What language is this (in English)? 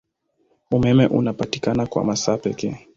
Swahili